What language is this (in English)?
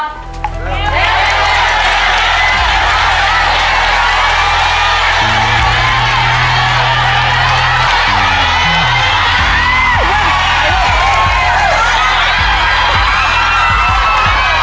Thai